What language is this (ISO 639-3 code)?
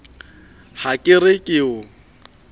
sot